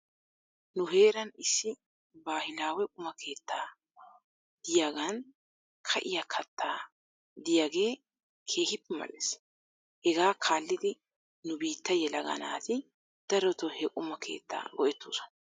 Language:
Wolaytta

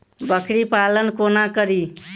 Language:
Maithili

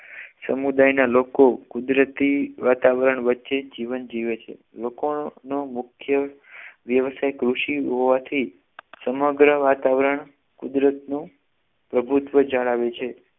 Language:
Gujarati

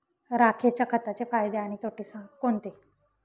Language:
Marathi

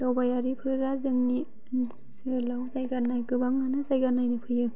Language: Bodo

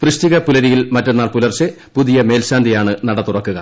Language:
Malayalam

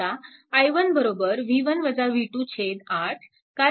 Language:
Marathi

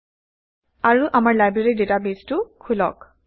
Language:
Assamese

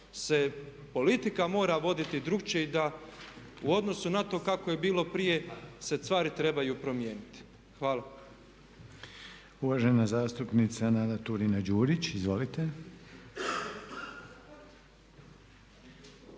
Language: Croatian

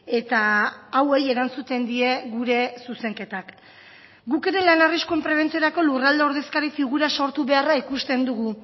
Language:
Basque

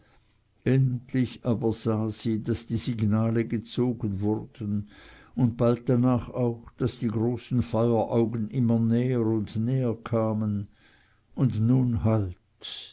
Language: German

